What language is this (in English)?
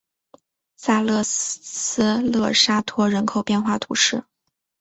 Chinese